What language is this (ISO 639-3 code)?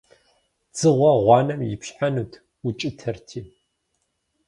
kbd